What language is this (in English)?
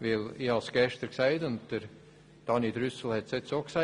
Swiss German